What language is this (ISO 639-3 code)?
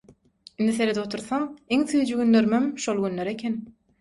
tuk